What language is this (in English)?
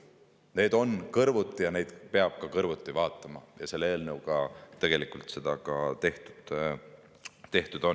Estonian